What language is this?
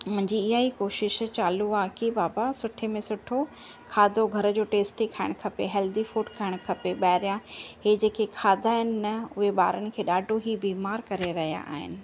Sindhi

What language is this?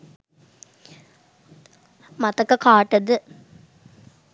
Sinhala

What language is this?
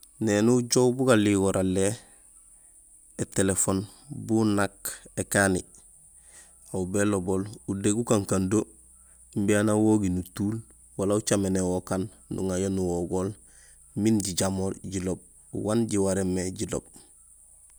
Gusilay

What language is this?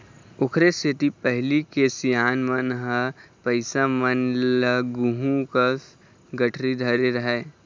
Chhattisgarhi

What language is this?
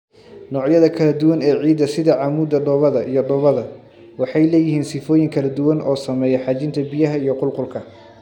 Somali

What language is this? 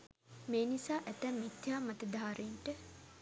Sinhala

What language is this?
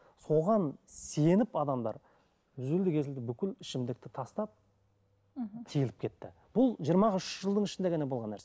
Kazakh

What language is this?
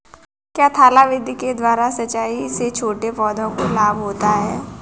Hindi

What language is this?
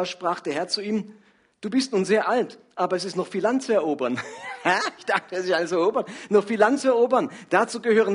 German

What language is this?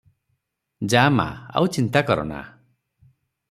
Odia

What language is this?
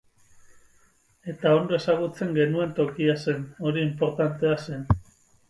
Basque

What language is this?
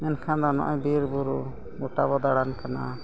Santali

